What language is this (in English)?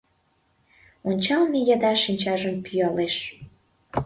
Mari